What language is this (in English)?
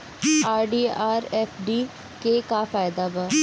Bhojpuri